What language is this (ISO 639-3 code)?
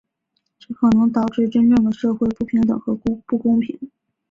zho